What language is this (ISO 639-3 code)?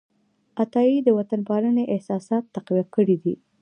pus